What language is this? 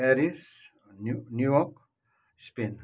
Nepali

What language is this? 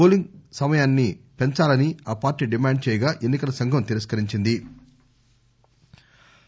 Telugu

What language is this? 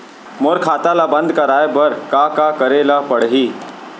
Chhattisgarhi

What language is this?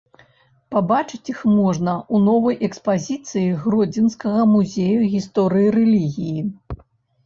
Belarusian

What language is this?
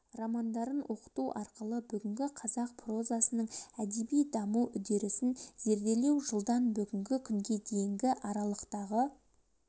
Kazakh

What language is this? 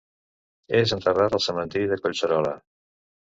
Catalan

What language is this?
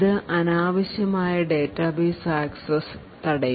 Malayalam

